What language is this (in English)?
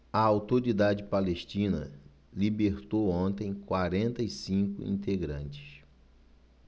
Portuguese